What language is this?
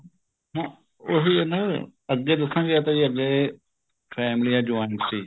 Punjabi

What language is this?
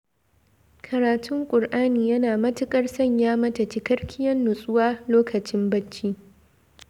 Hausa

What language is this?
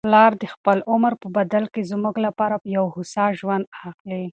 Pashto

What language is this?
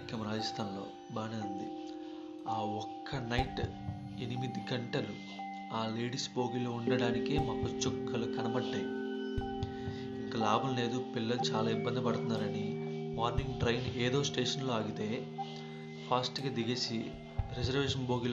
Telugu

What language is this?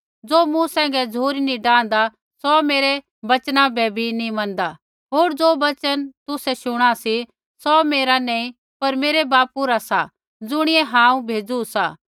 Kullu Pahari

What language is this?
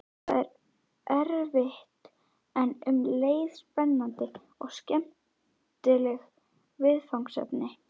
Icelandic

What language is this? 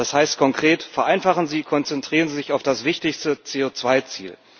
German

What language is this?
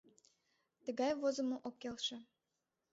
Mari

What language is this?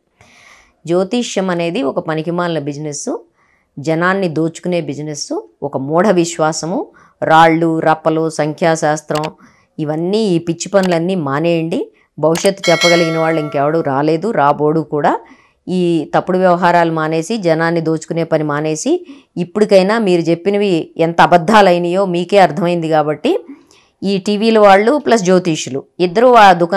Telugu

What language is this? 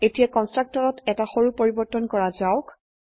Assamese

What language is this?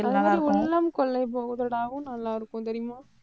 Tamil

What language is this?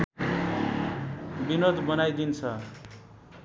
Nepali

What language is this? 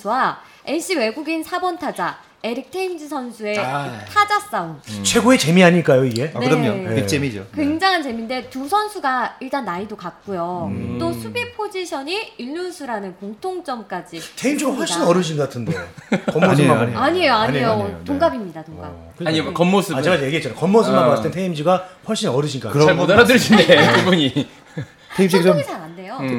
Korean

